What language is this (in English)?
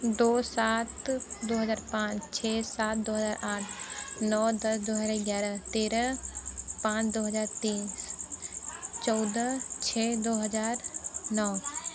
Hindi